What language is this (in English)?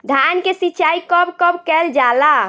Bhojpuri